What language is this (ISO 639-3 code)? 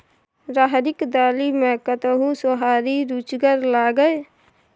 mai